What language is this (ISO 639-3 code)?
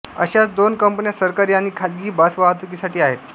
mar